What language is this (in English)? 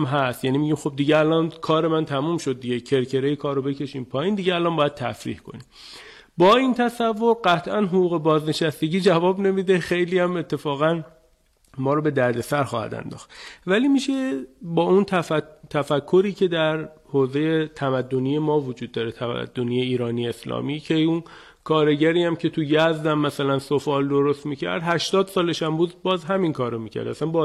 Persian